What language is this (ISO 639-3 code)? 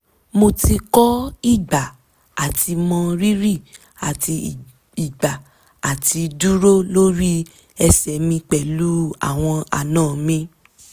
yor